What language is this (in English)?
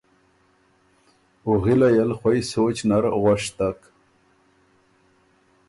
Ormuri